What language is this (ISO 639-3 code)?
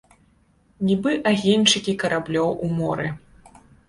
bel